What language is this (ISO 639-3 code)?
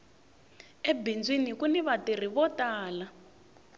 tso